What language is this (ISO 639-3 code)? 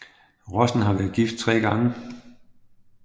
dan